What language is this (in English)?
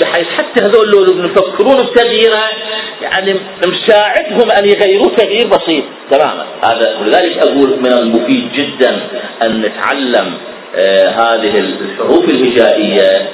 Arabic